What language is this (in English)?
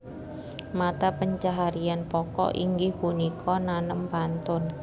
Javanese